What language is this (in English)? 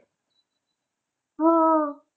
Punjabi